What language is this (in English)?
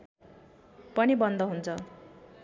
Nepali